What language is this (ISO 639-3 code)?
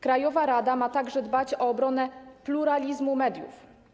pol